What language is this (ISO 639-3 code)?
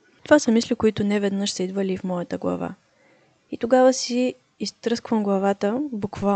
bul